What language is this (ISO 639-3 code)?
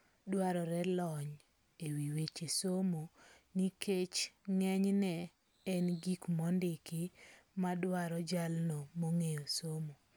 luo